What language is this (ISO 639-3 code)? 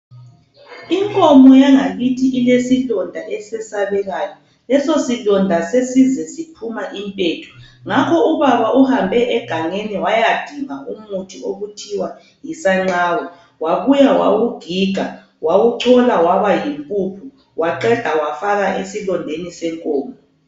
nde